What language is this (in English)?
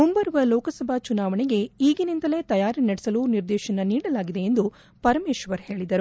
Kannada